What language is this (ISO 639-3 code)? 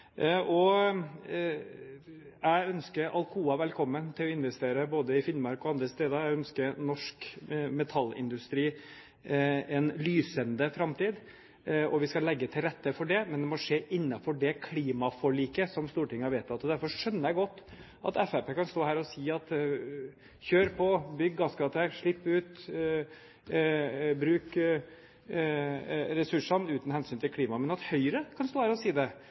nob